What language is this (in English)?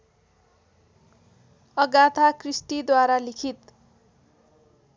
Nepali